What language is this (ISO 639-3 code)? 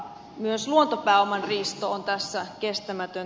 fin